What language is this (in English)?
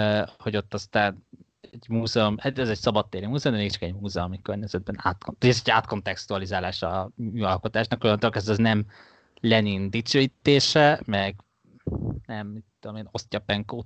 Hungarian